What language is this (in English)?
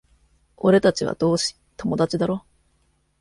Japanese